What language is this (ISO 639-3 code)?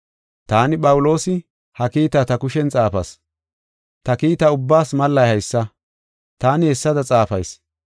gof